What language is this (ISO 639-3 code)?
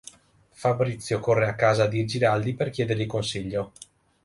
ita